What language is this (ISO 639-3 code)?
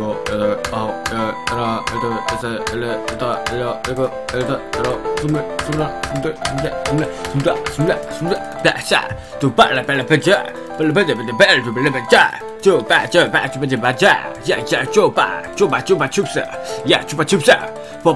kor